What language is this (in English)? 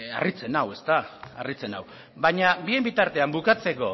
Basque